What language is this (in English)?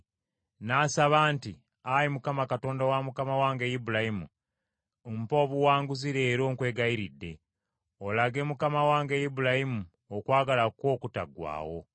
Ganda